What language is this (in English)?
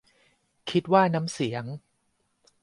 Thai